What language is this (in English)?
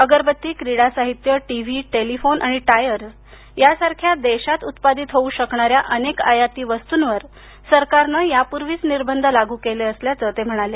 Marathi